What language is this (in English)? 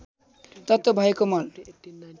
Nepali